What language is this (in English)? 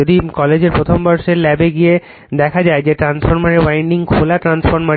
Bangla